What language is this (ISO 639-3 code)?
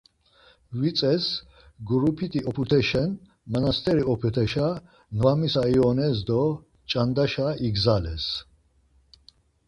lzz